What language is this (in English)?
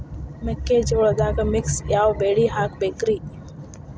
Kannada